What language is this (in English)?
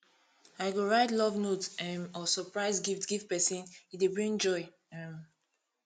Nigerian Pidgin